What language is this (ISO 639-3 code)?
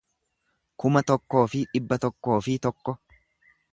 orm